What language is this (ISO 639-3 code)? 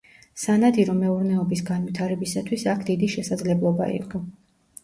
kat